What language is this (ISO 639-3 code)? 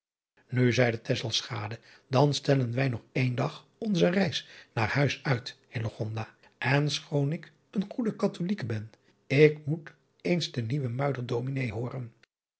nld